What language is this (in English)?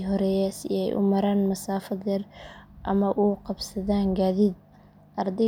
Somali